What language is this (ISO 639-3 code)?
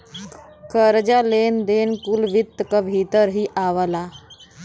bho